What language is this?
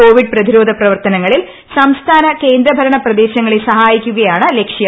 Malayalam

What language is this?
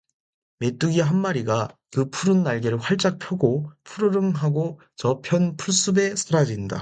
Korean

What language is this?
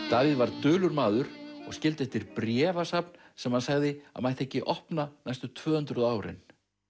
Icelandic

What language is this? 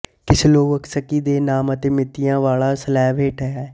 Punjabi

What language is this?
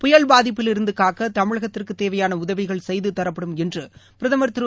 Tamil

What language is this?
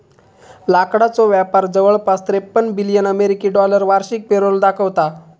Marathi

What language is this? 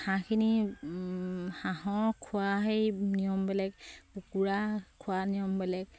Assamese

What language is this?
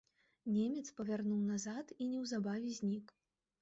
Belarusian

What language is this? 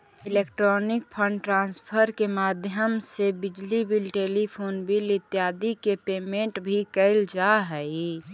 Magahi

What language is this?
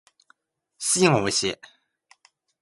Japanese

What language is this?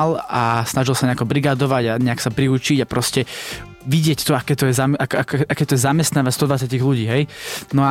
Slovak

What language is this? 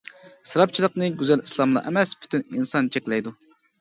Uyghur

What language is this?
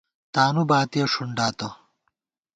Gawar-Bati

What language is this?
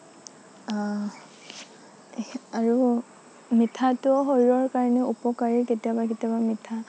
Assamese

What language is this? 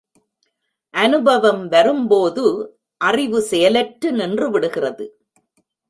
Tamil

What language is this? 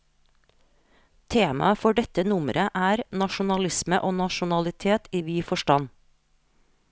Norwegian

